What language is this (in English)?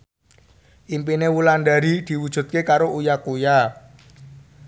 Javanese